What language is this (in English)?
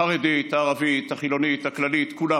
Hebrew